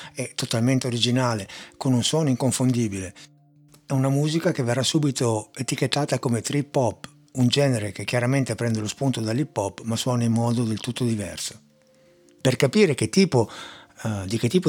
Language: Italian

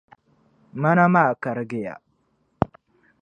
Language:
Dagbani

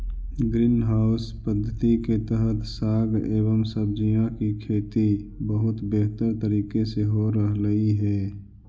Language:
Magahi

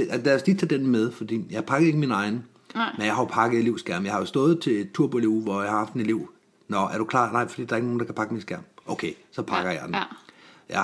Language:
Danish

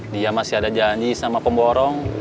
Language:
Indonesian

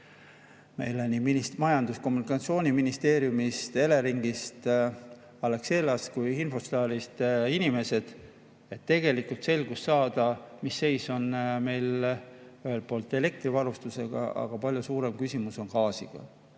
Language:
Estonian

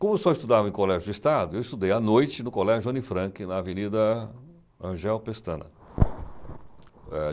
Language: Portuguese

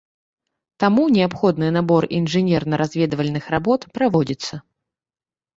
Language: Belarusian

